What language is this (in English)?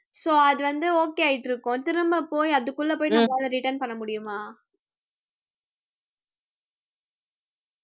Tamil